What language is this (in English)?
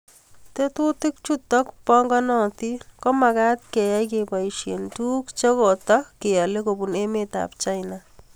Kalenjin